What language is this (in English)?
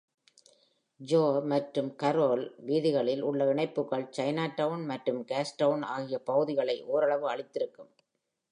Tamil